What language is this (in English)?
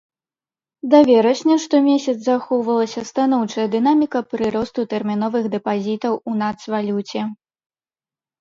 Belarusian